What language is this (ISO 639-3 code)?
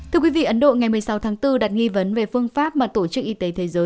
vie